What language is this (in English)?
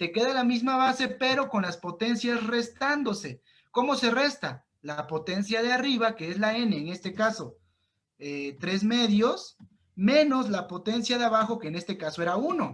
Spanish